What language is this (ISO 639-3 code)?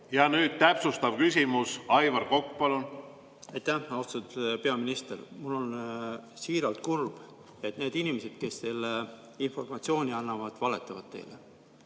est